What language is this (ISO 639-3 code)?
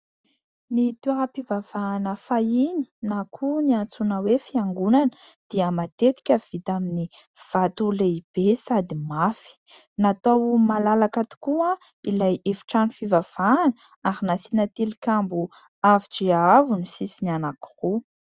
mlg